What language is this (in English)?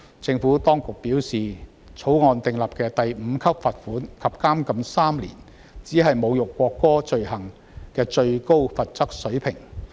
Cantonese